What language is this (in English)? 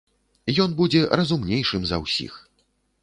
Belarusian